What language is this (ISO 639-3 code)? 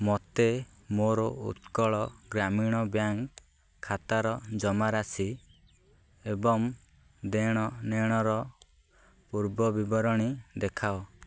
ori